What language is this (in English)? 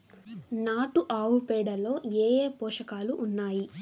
Telugu